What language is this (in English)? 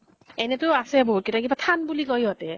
Assamese